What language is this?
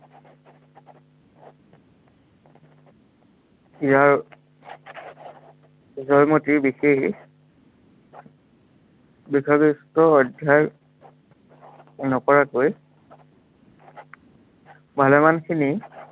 Assamese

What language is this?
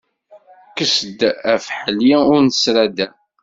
Kabyle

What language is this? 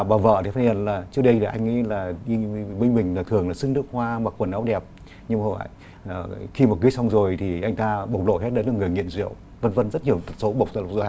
Vietnamese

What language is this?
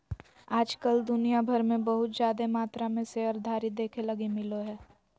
Magahi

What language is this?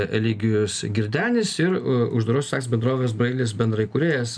Lithuanian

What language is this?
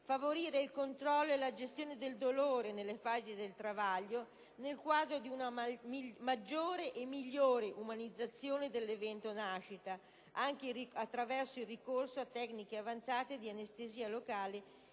Italian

